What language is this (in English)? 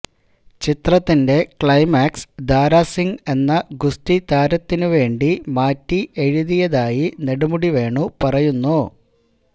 Malayalam